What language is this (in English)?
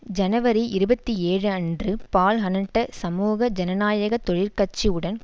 Tamil